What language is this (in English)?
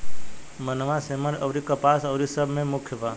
Bhojpuri